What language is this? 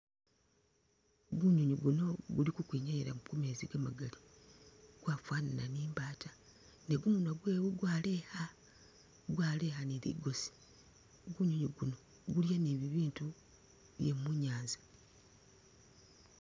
Masaaba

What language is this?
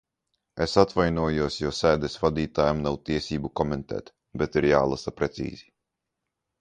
Latvian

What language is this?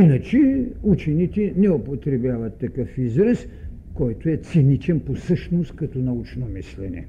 Bulgarian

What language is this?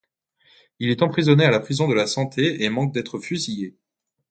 French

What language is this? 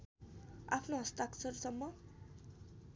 Nepali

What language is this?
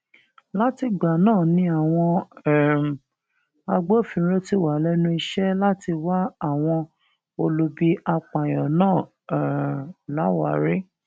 Yoruba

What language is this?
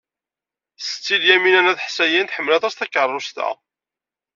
Kabyle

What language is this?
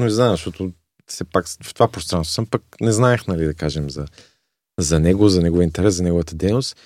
Bulgarian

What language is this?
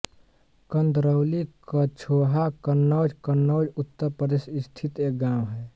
Hindi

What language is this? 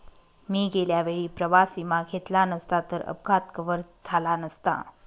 Marathi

